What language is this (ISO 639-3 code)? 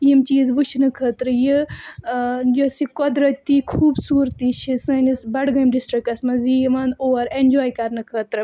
kas